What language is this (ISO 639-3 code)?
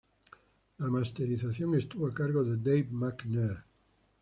spa